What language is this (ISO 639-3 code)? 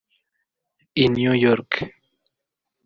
kin